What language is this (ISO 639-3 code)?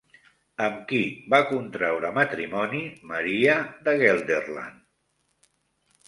cat